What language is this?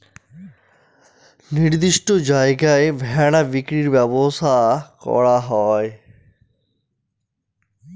Bangla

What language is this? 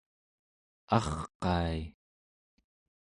Central Yupik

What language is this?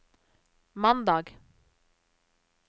Norwegian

